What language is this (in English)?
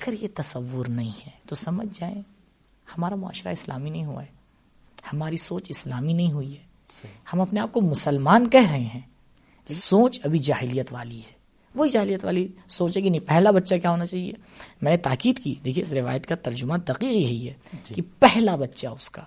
Urdu